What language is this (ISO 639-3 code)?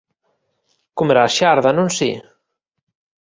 glg